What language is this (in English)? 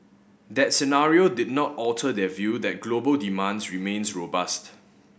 English